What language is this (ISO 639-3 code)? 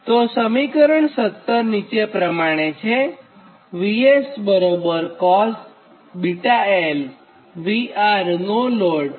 guj